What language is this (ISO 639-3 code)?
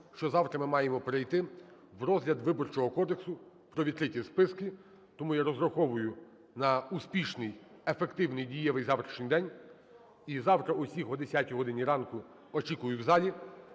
ukr